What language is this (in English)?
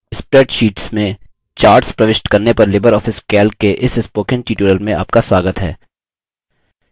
Hindi